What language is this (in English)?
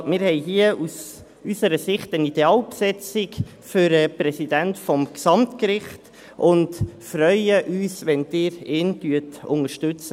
Swiss German